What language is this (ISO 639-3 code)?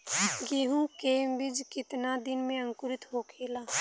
bho